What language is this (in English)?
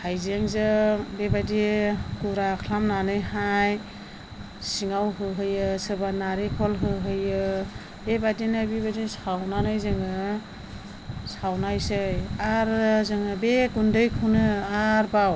Bodo